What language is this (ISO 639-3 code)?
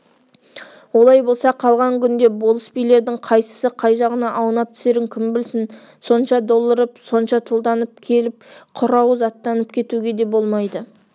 kaz